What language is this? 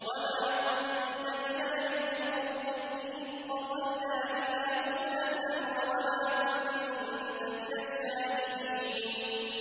Arabic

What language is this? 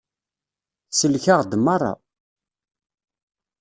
Kabyle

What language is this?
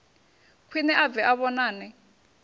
Venda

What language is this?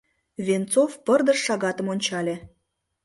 Mari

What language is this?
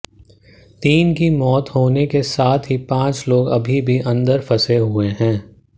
Hindi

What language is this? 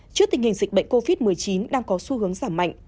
Vietnamese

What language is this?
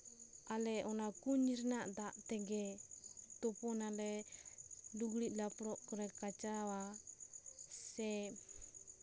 Santali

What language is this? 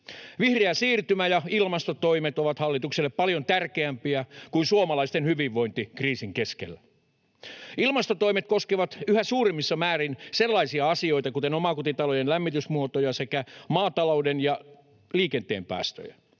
Finnish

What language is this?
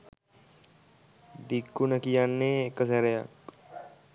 Sinhala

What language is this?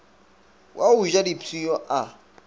Northern Sotho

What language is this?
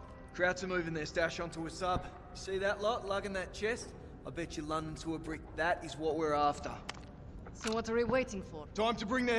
English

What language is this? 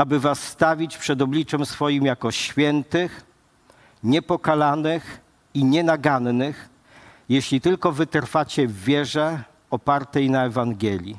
Polish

